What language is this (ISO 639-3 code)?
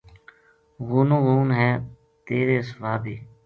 gju